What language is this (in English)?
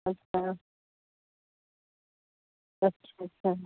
Sindhi